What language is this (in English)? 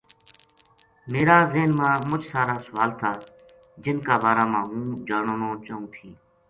Gujari